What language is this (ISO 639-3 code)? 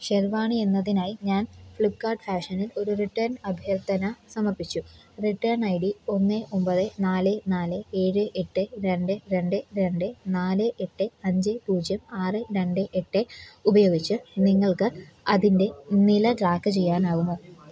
mal